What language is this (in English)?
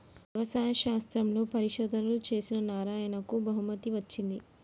Telugu